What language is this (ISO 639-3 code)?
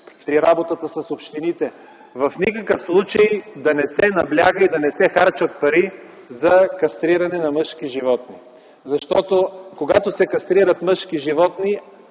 bul